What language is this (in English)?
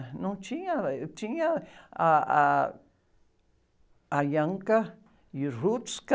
Portuguese